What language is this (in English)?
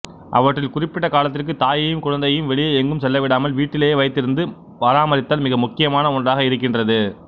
Tamil